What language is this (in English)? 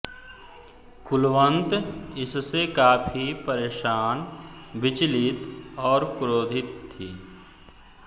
Hindi